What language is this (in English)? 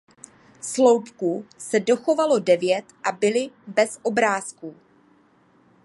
Czech